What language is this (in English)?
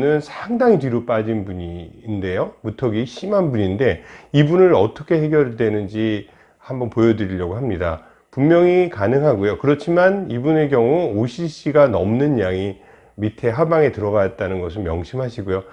Korean